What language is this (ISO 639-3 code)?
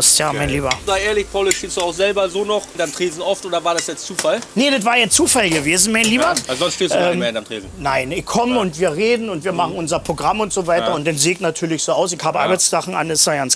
deu